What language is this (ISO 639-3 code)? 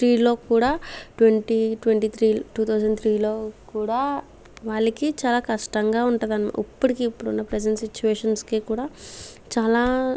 tel